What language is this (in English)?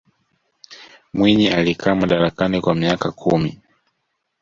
Swahili